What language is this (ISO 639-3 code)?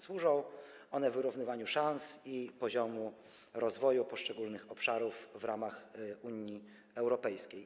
pol